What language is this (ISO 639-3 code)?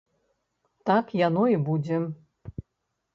bel